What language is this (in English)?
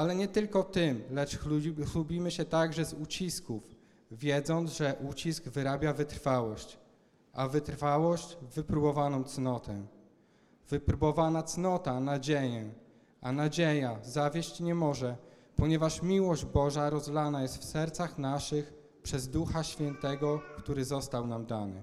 Polish